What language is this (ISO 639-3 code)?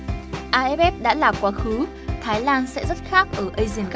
vie